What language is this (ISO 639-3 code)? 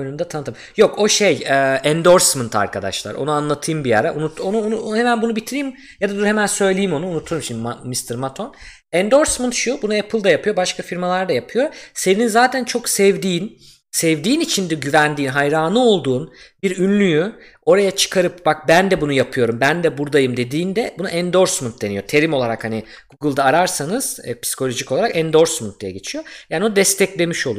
tur